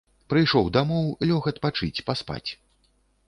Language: Belarusian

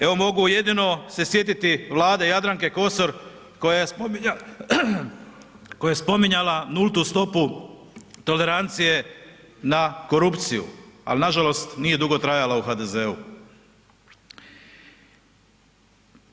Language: Croatian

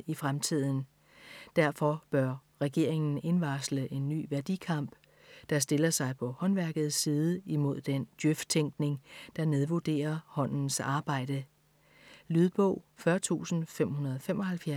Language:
Danish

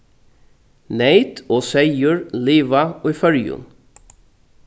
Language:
Faroese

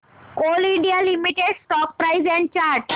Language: Marathi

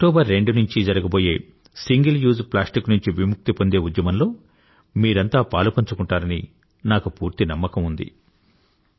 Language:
Telugu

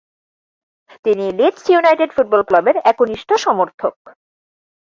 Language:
Bangla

